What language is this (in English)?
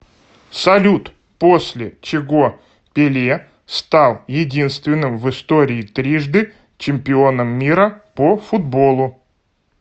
Russian